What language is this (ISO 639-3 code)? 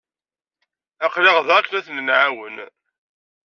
kab